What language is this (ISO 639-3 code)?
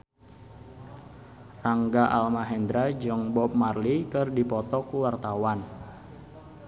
sun